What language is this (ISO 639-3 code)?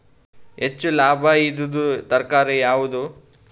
kan